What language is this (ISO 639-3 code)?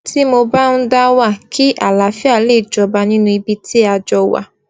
yor